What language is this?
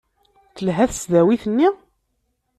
Kabyle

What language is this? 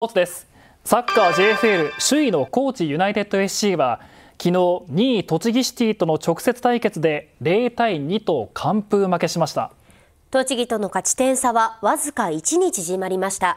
Japanese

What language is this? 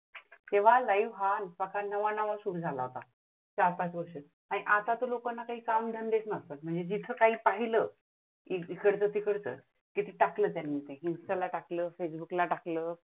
Marathi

